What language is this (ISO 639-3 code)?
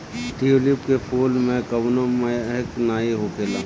bho